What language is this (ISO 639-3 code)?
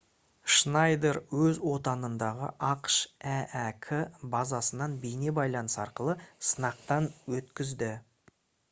kaz